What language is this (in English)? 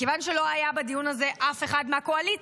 Hebrew